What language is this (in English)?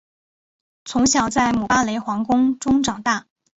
Chinese